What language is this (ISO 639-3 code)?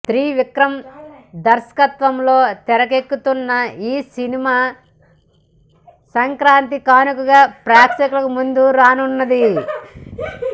tel